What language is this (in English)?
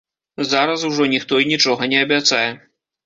Belarusian